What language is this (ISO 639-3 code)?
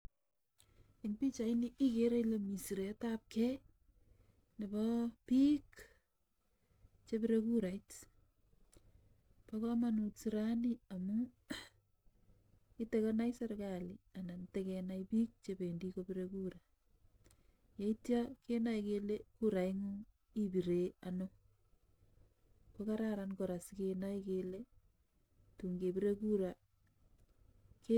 kln